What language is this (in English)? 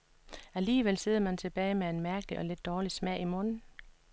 Danish